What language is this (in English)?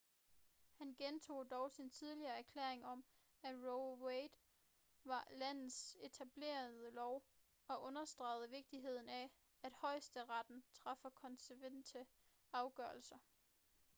Danish